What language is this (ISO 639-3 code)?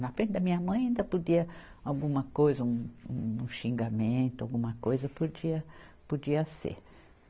por